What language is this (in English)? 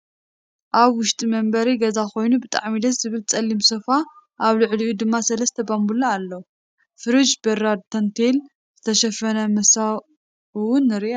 Tigrinya